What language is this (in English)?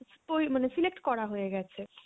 Bangla